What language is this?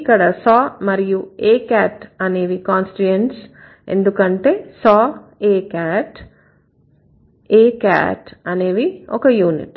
Telugu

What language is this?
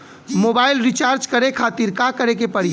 Bhojpuri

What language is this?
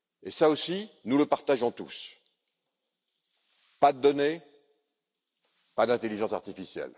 French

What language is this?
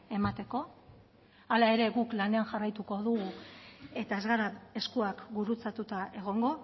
Basque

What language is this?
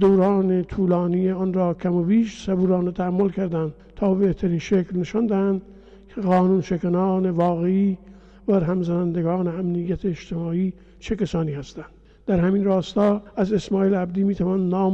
Persian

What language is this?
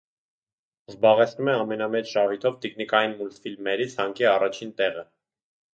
Armenian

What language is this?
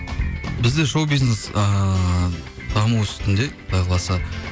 Kazakh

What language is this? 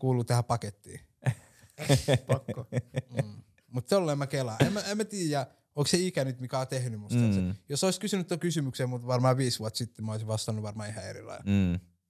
Finnish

